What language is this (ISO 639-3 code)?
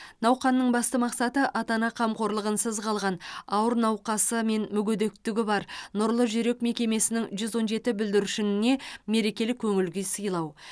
kaz